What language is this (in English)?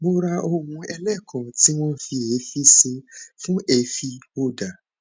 Yoruba